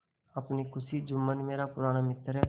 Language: Hindi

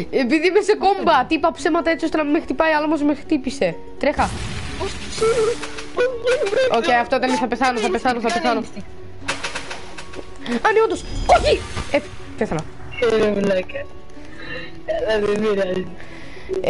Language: Greek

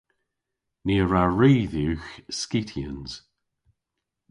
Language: Cornish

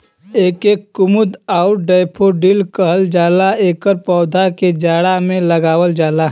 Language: Bhojpuri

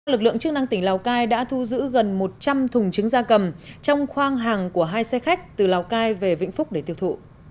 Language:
Vietnamese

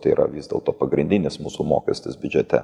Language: Lithuanian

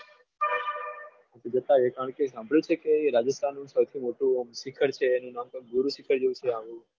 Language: Gujarati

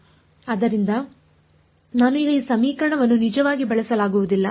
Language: Kannada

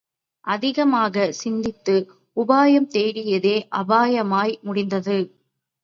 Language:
Tamil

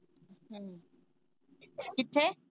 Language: Punjabi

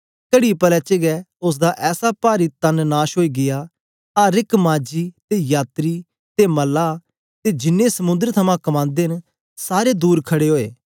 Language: Dogri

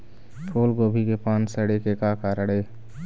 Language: Chhattisgarhi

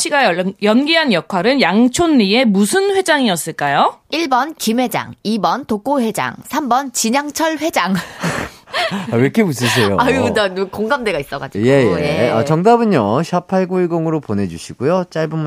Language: Korean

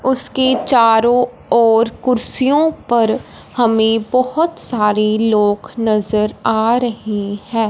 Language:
Hindi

